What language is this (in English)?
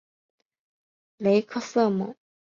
Chinese